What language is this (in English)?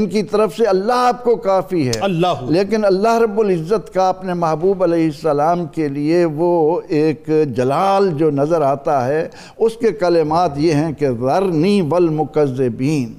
Urdu